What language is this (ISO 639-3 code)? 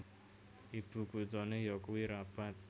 jav